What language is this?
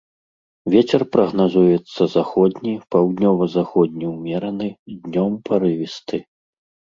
Belarusian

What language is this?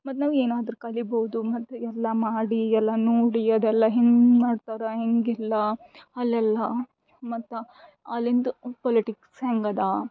Kannada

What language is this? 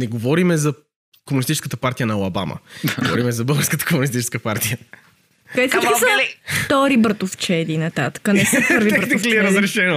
Bulgarian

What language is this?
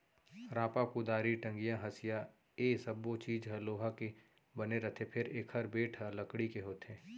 Chhattisgarhi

